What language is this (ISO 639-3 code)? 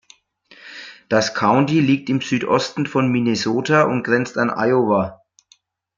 deu